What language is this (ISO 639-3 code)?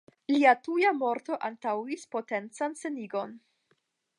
epo